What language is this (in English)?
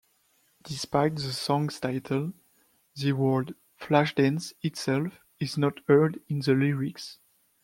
English